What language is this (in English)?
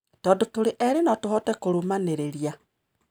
Kikuyu